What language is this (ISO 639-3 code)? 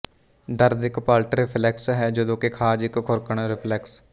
pan